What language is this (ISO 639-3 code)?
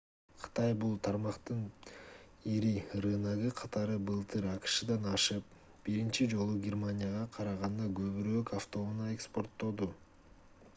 kir